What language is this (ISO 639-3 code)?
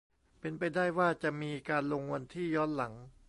tha